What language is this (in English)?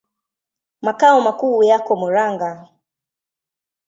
Swahili